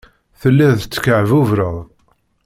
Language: Kabyle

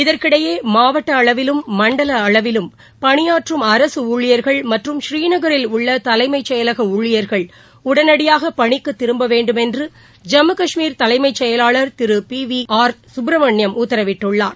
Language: Tamil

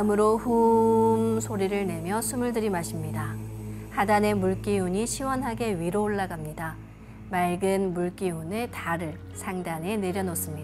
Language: Korean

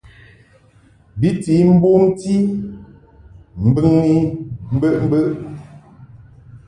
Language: Mungaka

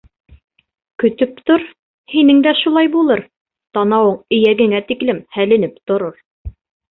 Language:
Bashkir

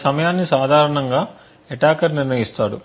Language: Telugu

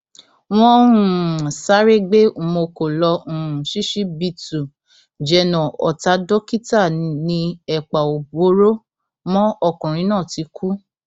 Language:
Yoruba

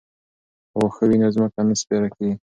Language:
Pashto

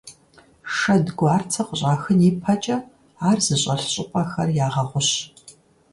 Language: Kabardian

